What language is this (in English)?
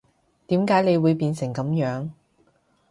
Cantonese